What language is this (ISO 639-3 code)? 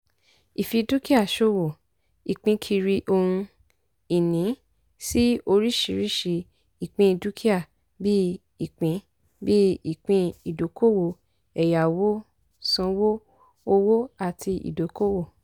yor